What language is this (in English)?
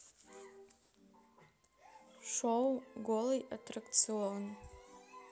Russian